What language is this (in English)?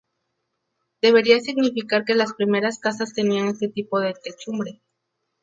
Spanish